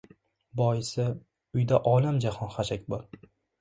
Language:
Uzbek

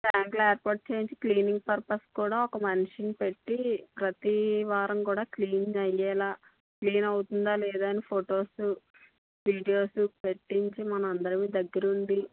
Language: Telugu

